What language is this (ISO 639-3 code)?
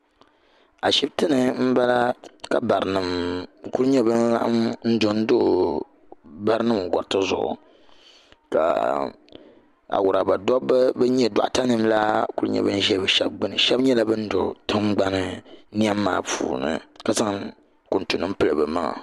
dag